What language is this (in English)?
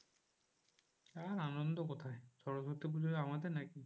Bangla